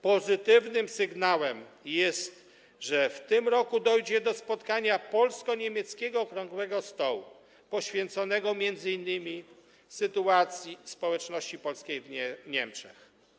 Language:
Polish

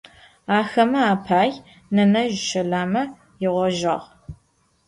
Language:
Adyghe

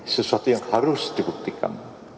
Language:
Indonesian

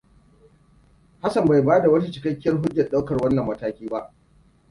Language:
Hausa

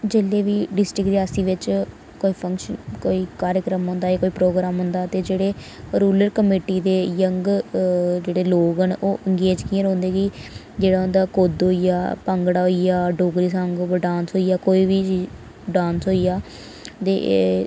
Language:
Dogri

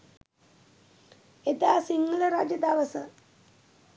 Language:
Sinhala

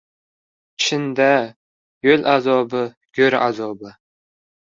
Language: Uzbek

